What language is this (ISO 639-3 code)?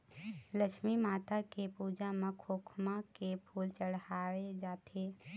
hne